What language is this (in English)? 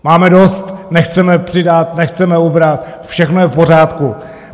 Czech